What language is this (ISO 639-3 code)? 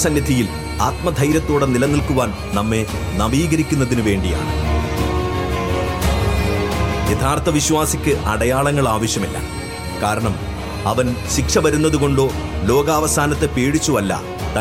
mal